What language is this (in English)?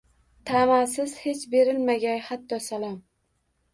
Uzbek